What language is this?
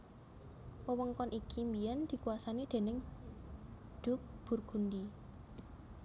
Javanese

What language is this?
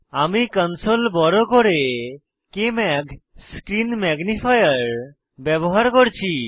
Bangla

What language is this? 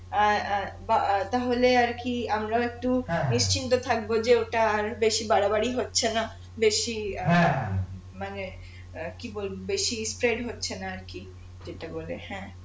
Bangla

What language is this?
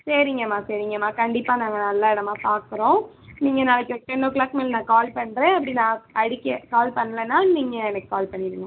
Tamil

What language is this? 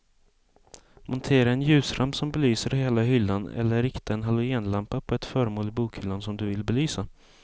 Swedish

